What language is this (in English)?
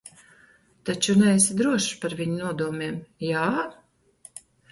Latvian